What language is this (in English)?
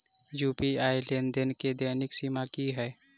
Maithili